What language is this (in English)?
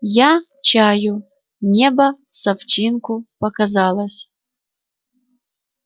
Russian